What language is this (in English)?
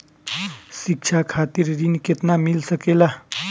Bhojpuri